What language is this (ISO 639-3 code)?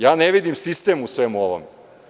srp